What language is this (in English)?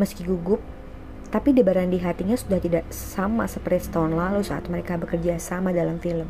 Indonesian